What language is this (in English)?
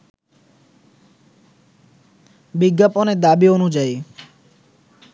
Bangla